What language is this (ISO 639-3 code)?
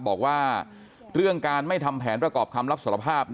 tha